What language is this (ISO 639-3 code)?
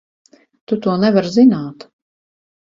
lav